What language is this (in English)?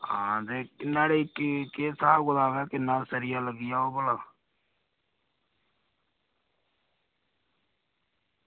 Dogri